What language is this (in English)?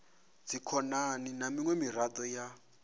Venda